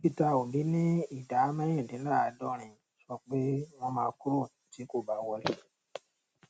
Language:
Yoruba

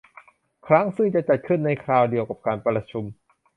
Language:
Thai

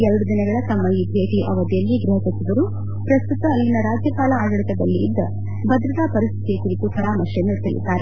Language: Kannada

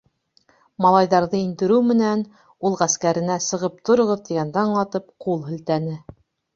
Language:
Bashkir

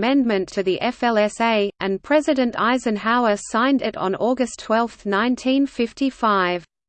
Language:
English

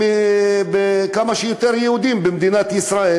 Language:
Hebrew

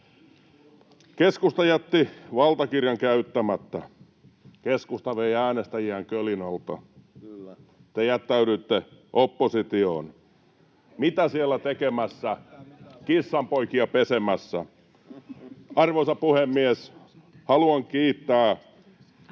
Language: Finnish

